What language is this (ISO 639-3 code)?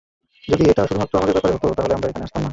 ben